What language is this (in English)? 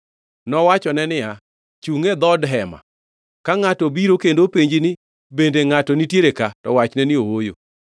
Luo (Kenya and Tanzania)